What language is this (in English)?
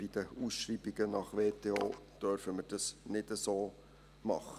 Swiss German